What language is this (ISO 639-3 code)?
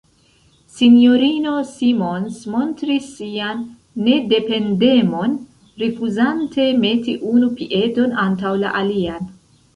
epo